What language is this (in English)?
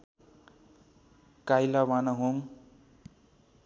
Nepali